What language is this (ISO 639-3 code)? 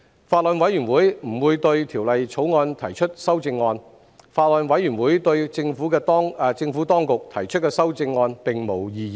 yue